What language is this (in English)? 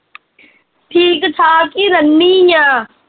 Punjabi